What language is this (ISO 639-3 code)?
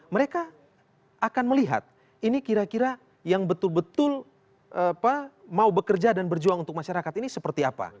ind